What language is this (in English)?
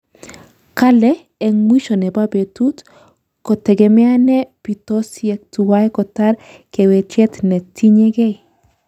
Kalenjin